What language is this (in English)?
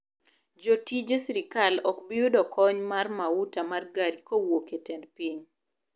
Luo (Kenya and Tanzania)